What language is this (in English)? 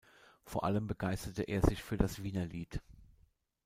German